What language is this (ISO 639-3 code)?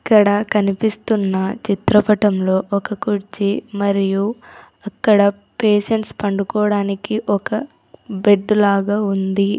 tel